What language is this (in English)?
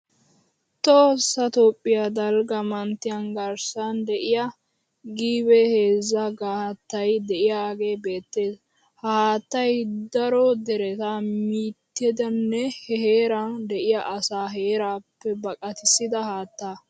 Wolaytta